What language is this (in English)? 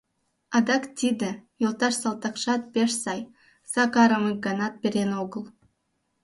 Mari